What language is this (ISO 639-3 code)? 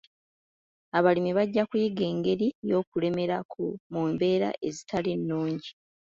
lug